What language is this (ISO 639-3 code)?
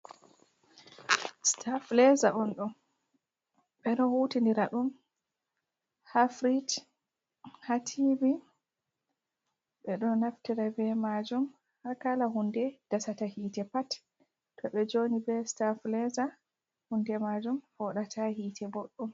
ful